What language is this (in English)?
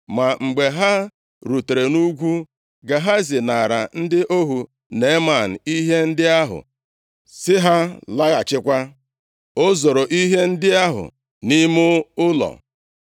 Igbo